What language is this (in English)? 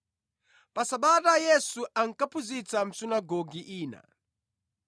Nyanja